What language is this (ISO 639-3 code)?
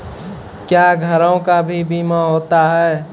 mai